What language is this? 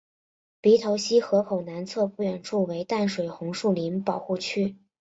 Chinese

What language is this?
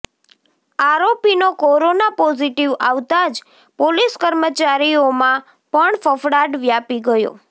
Gujarati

